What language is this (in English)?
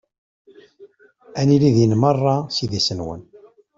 Kabyle